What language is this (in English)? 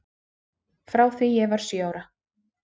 Icelandic